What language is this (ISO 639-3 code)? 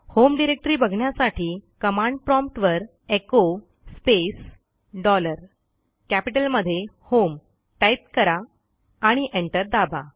mar